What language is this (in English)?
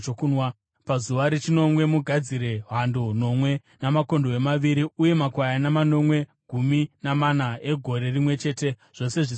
Shona